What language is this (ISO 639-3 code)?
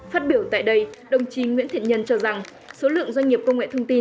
vie